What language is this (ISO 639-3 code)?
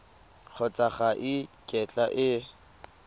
tsn